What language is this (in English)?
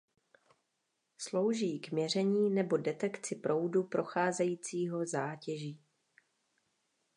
Czech